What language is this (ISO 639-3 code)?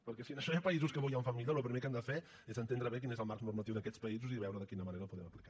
cat